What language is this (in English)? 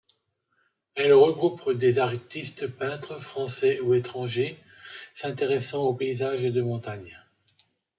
French